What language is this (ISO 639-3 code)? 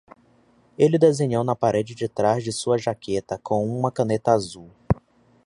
por